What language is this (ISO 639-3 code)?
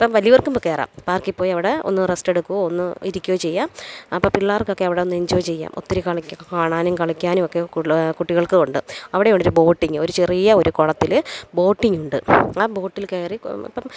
mal